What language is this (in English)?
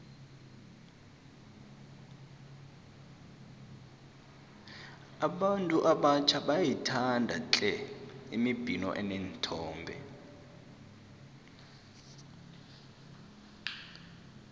South Ndebele